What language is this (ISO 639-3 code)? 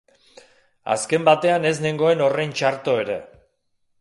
eus